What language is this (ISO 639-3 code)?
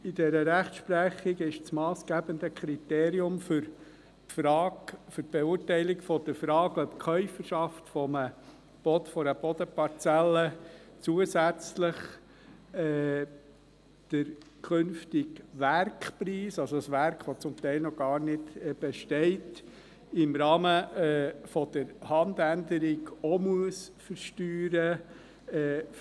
gsw